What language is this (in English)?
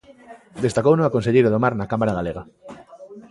Galician